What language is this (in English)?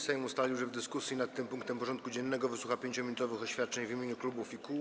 Polish